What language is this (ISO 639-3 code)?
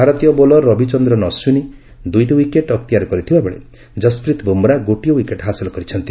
ori